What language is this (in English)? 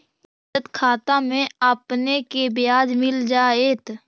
Magahi